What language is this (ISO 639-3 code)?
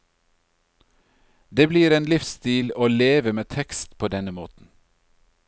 nor